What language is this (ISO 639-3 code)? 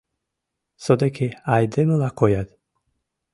chm